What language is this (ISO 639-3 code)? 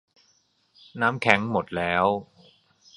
tha